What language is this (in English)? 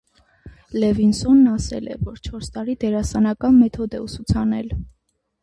Armenian